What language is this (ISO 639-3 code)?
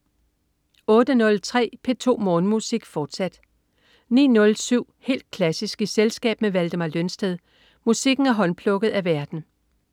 dan